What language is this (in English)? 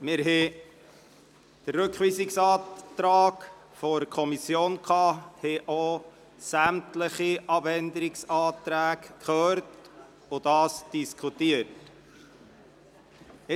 Swiss German